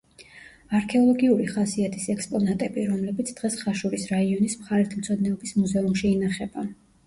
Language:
Georgian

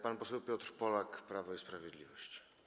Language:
Polish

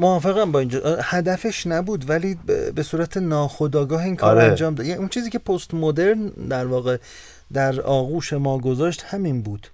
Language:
Persian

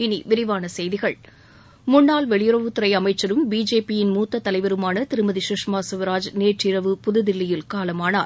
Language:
Tamil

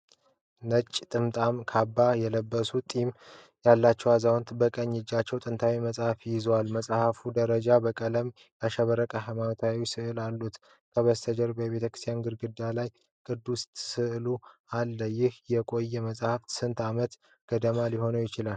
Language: Amharic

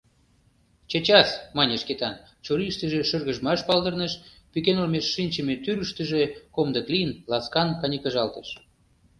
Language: Mari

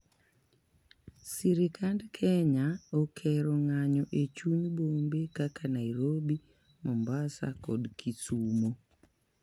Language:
Luo (Kenya and Tanzania)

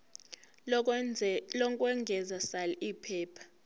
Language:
Zulu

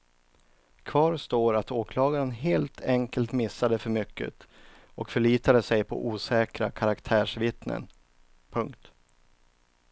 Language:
Swedish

